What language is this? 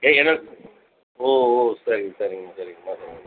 Tamil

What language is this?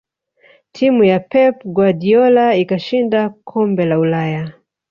Swahili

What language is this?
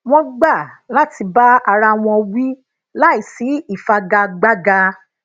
Yoruba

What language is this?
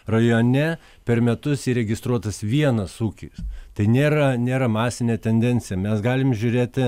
Lithuanian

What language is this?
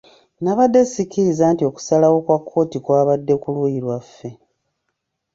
Ganda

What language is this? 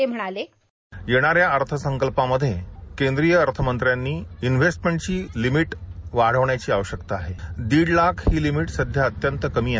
Marathi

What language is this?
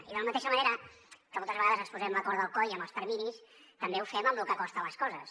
Catalan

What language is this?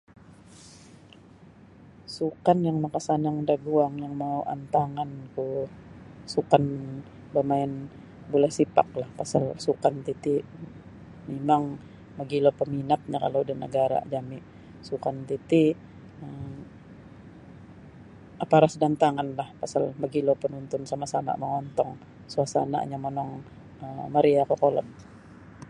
Sabah Bisaya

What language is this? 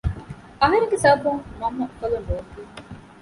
Divehi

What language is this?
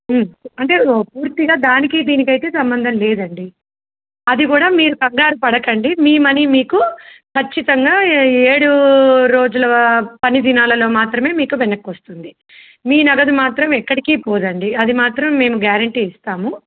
Telugu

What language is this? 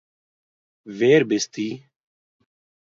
Yiddish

